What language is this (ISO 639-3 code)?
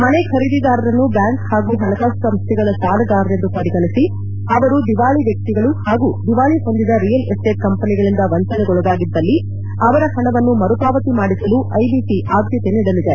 kan